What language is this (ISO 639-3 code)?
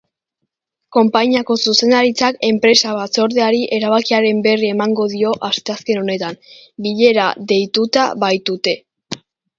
eus